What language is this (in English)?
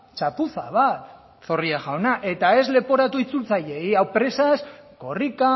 Basque